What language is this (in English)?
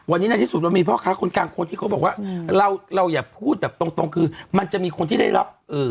Thai